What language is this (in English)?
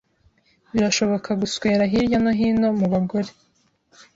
Kinyarwanda